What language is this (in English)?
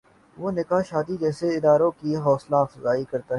Urdu